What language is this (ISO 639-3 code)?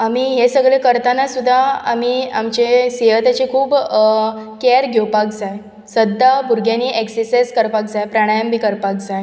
kok